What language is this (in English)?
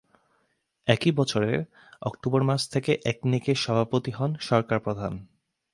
Bangla